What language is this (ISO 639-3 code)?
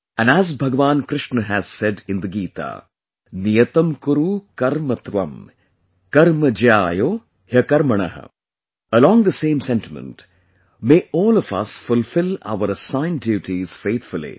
eng